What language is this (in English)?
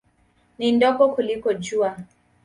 Swahili